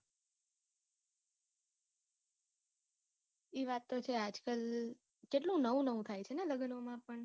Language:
Gujarati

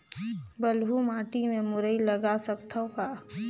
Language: Chhattisgarhi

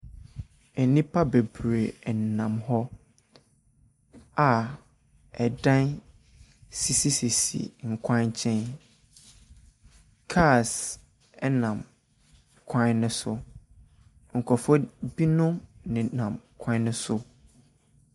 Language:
Akan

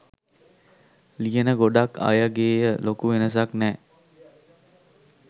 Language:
Sinhala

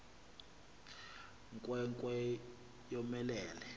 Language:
Xhosa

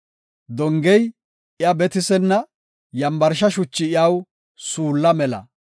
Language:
Gofa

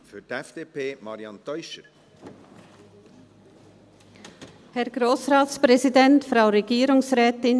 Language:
Swiss German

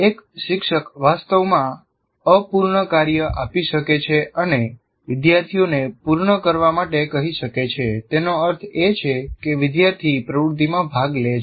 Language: Gujarati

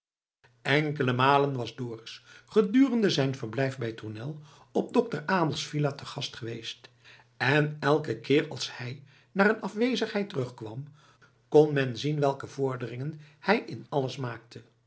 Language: Dutch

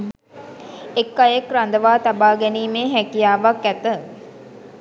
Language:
Sinhala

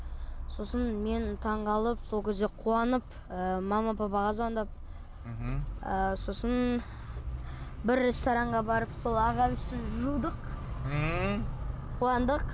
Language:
Kazakh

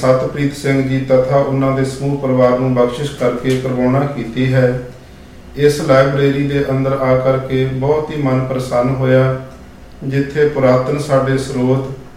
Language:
Punjabi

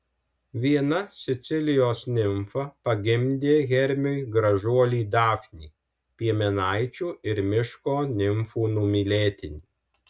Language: Lithuanian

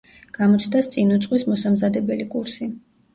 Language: Georgian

